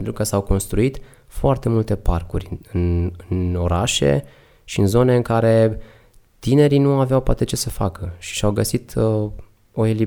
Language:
Romanian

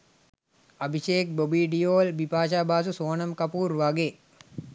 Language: Sinhala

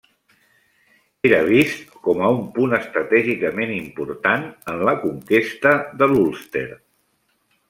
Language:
Catalan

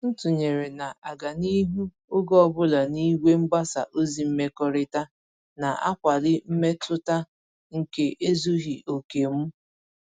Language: Igbo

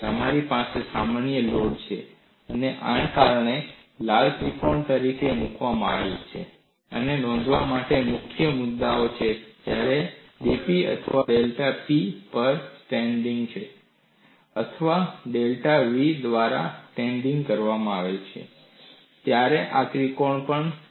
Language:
Gujarati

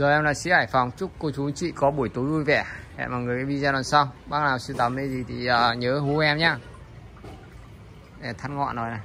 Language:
Vietnamese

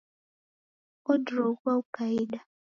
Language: Taita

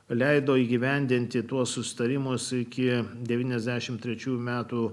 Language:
Lithuanian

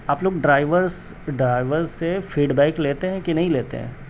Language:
Urdu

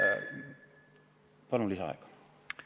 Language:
Estonian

